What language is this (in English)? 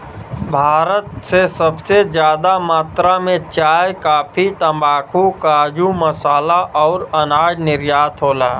Bhojpuri